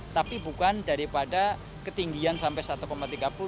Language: Indonesian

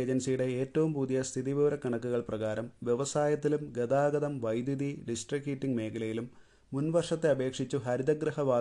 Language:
Malayalam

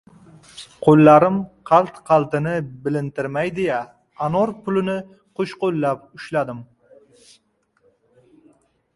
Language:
Uzbek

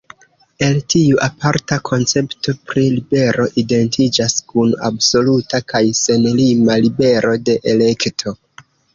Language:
Esperanto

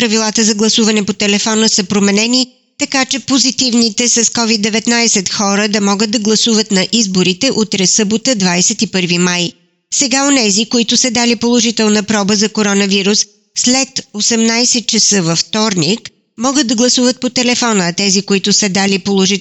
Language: Bulgarian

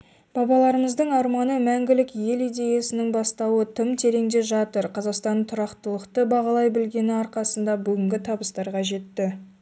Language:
Kazakh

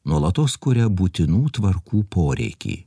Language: Lithuanian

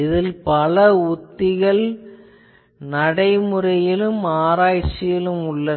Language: Tamil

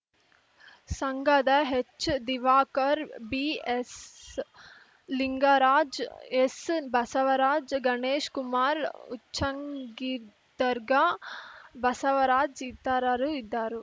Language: Kannada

